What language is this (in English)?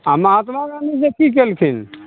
Maithili